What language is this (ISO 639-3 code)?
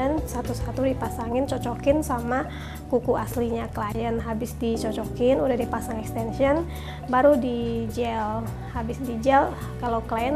ind